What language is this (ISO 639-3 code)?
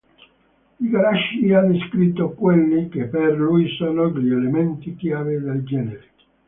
ita